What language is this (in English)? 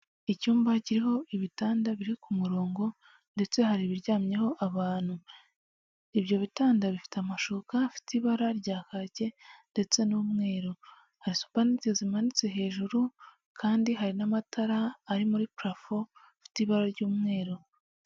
Kinyarwanda